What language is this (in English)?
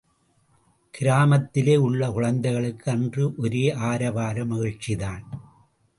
Tamil